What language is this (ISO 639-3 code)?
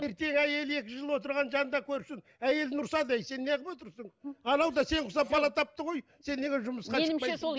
kaz